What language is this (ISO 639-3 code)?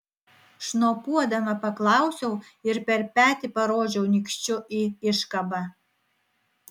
lit